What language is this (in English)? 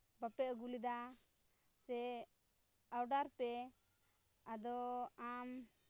Santali